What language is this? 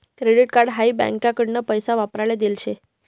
Marathi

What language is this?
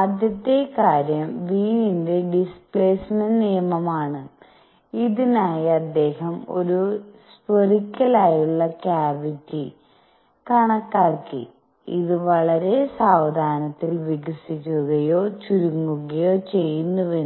Malayalam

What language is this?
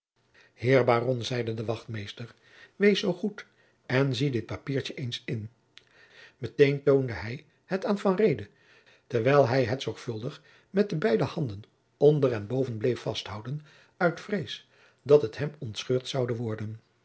Dutch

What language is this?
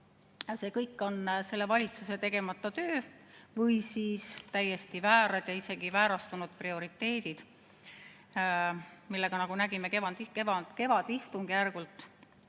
Estonian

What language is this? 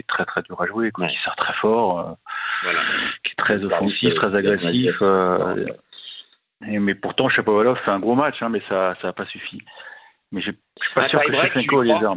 French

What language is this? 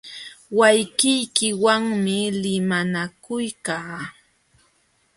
Jauja Wanca Quechua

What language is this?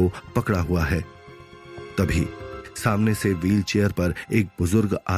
Hindi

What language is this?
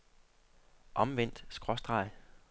Danish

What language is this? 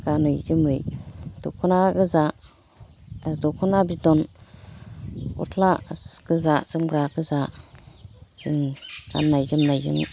Bodo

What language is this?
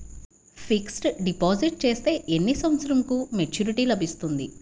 Telugu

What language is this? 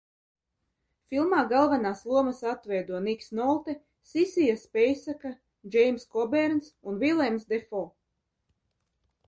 Latvian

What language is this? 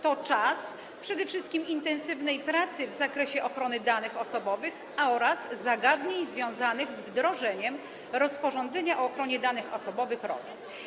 Polish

